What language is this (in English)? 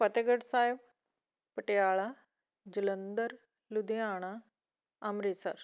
Punjabi